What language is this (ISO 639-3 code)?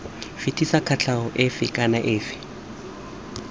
tsn